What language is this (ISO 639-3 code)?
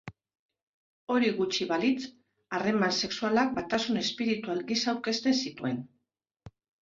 eus